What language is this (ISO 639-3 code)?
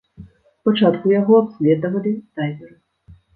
bel